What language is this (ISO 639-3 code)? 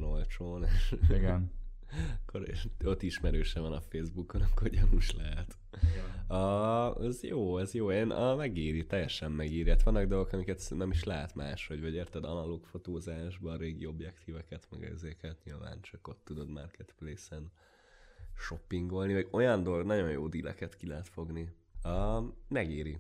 hun